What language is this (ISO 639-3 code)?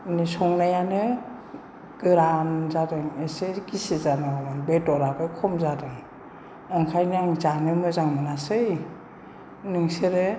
brx